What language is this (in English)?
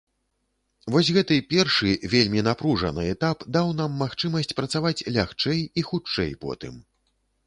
Belarusian